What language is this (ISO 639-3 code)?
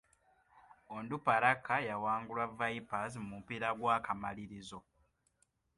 lug